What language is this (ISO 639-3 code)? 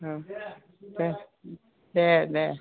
brx